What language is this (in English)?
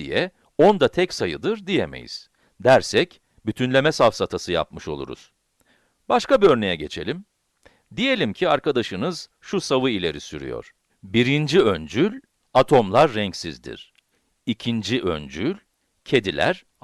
Turkish